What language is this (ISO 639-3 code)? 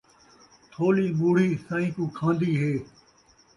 skr